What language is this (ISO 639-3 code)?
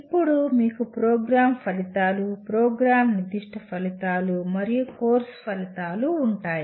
tel